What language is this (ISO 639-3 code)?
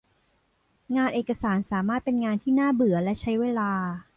tha